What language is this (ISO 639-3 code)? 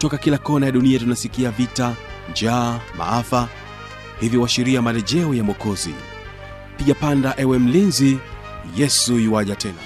swa